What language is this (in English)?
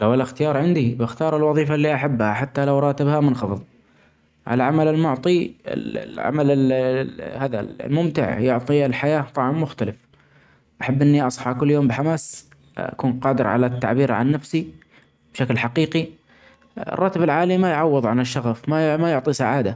Omani Arabic